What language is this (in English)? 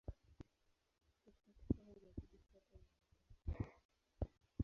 Swahili